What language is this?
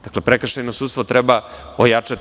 Serbian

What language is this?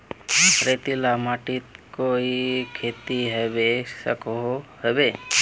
Magahi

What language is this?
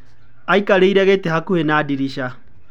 Kikuyu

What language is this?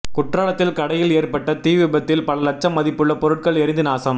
Tamil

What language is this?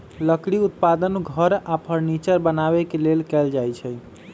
Magahi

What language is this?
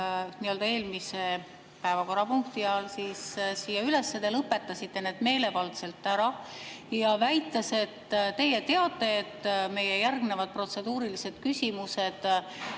Estonian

